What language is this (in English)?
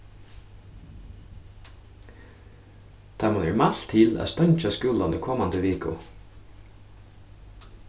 Faroese